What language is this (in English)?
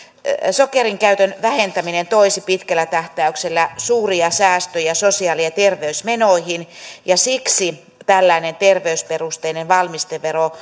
Finnish